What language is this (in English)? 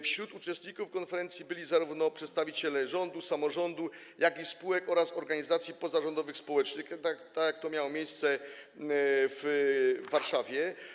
Polish